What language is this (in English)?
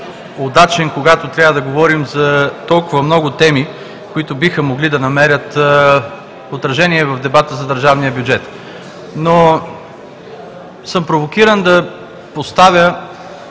Bulgarian